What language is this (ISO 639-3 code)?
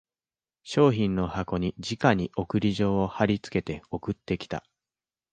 jpn